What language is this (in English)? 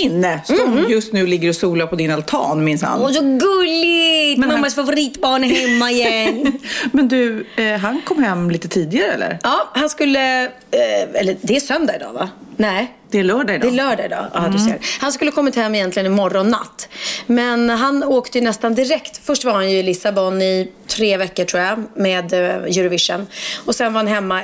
Swedish